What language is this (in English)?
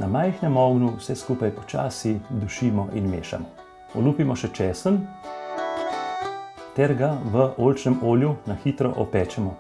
Bulgarian